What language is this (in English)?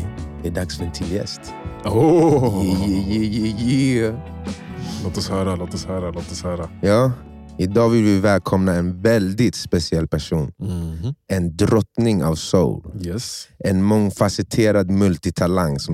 Swedish